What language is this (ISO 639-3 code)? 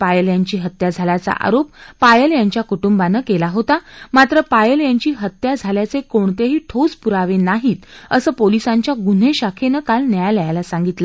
mar